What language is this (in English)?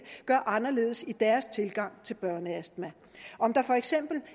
Danish